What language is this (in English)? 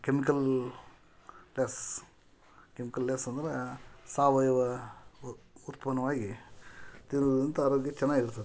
Kannada